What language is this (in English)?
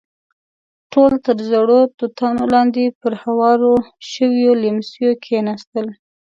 Pashto